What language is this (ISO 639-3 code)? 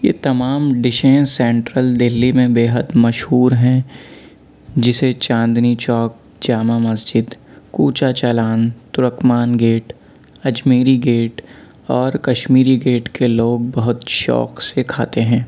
urd